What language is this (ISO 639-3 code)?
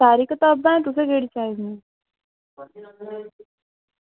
doi